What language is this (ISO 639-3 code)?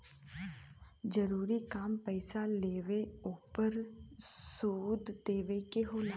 bho